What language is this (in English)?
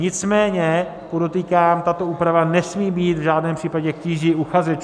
Czech